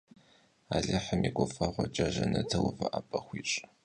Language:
Kabardian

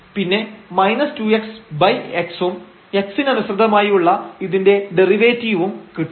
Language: Malayalam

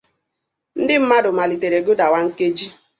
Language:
Igbo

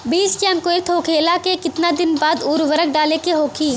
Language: Bhojpuri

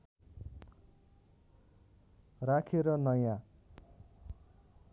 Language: Nepali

